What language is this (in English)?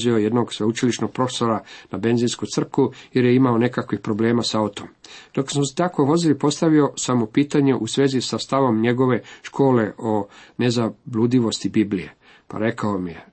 Croatian